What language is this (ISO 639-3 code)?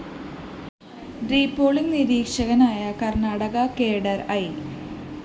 mal